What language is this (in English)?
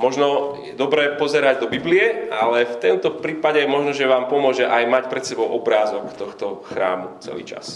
Slovak